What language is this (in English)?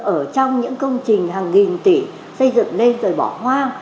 Vietnamese